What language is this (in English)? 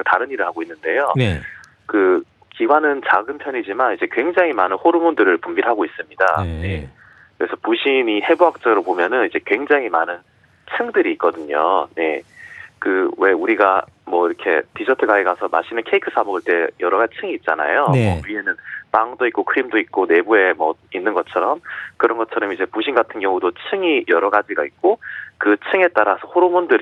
Korean